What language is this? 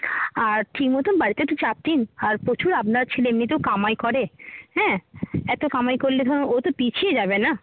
Bangla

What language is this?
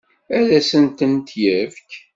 Kabyle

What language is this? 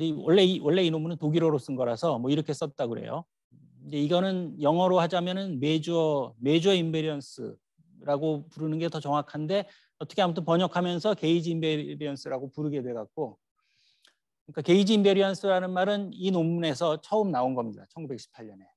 Korean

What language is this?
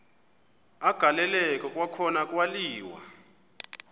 Xhosa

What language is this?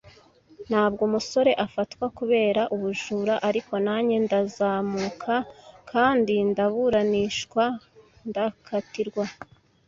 Kinyarwanda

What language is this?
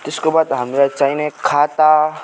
Nepali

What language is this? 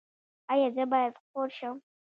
Pashto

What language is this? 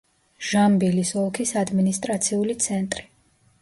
Georgian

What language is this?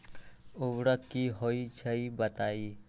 Magahi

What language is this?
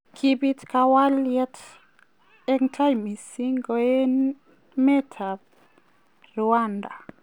Kalenjin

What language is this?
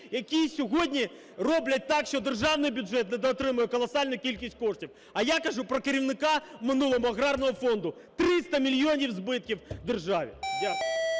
Ukrainian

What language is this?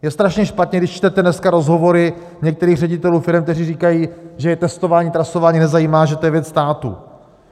Czech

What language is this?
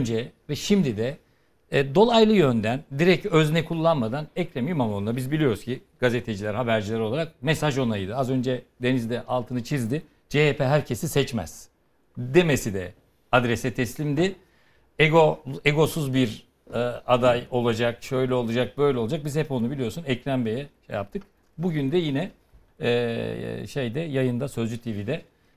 Turkish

